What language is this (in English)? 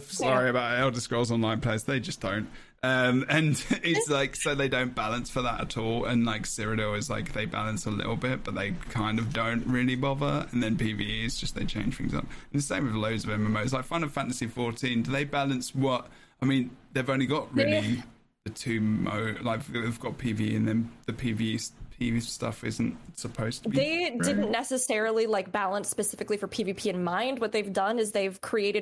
English